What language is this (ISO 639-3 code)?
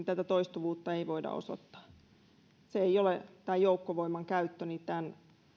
fin